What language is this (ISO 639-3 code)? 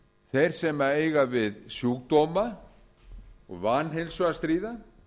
isl